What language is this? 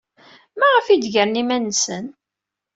Kabyle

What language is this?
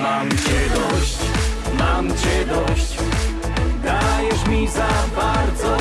Polish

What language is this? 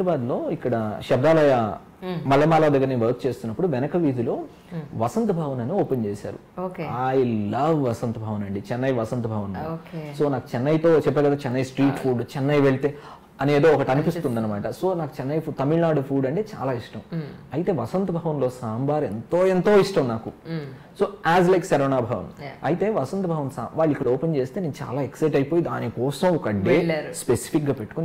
Telugu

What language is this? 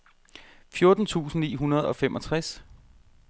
Danish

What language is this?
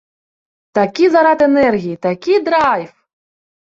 Belarusian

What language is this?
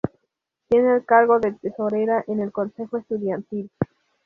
Spanish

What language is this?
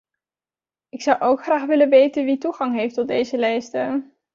Dutch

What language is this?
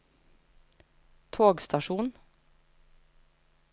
Norwegian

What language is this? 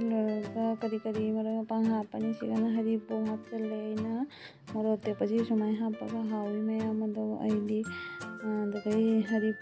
Arabic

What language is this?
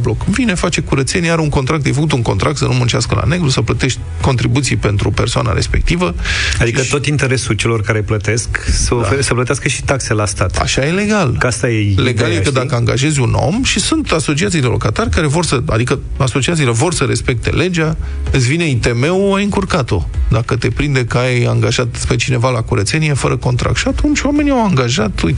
Romanian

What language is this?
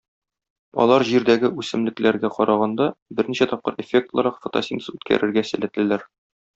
Tatar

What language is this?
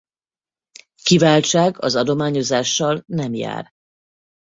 Hungarian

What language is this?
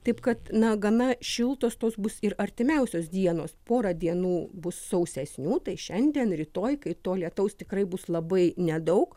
Lithuanian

